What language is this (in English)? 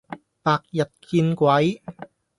Cantonese